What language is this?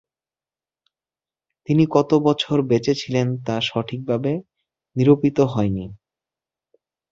Bangla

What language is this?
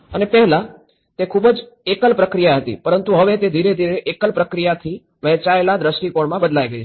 Gujarati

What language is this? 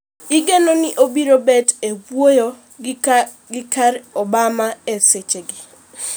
Luo (Kenya and Tanzania)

